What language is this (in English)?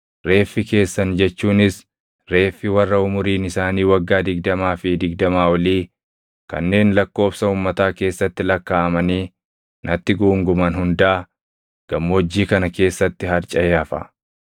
Oromo